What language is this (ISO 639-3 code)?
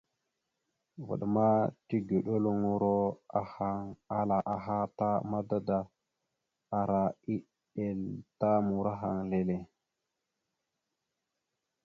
mxu